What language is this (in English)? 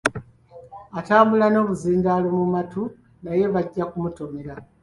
Ganda